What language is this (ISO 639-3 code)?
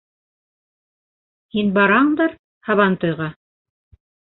bak